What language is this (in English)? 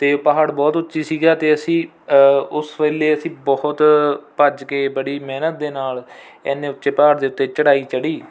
Punjabi